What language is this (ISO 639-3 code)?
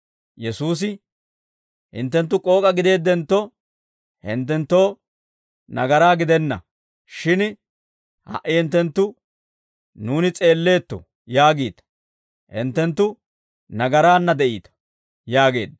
dwr